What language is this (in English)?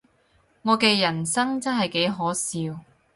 Cantonese